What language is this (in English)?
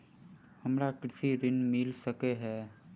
Maithili